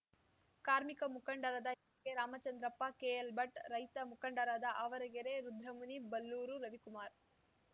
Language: Kannada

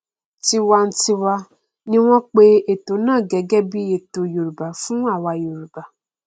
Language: Yoruba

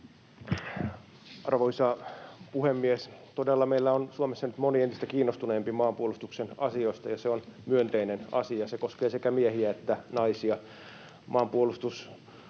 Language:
Finnish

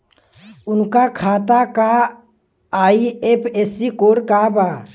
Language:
Bhojpuri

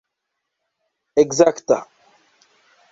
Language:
Esperanto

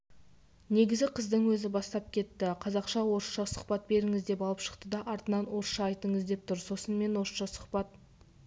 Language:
Kazakh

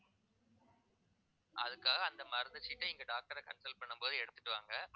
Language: Tamil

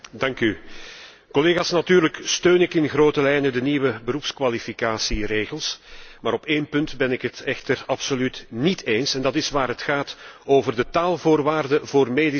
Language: Dutch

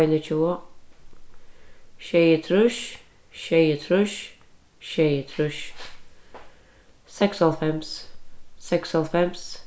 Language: Faroese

